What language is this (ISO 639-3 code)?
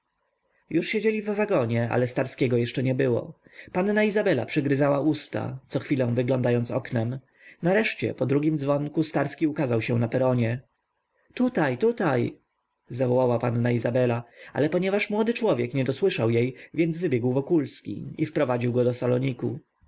pol